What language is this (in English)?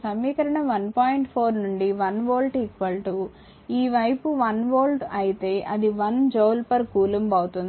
Telugu